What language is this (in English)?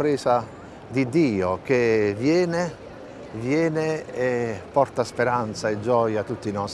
Italian